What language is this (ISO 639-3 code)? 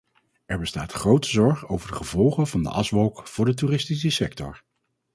nld